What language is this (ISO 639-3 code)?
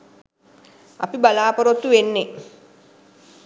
sin